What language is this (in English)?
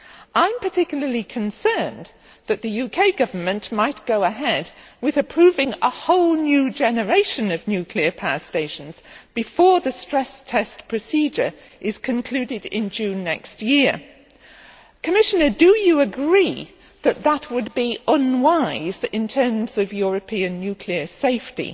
English